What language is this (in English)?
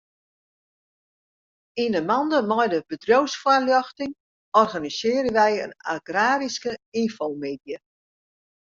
Western Frisian